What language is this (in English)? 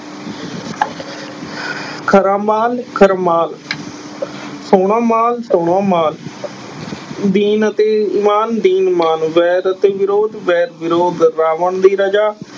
Punjabi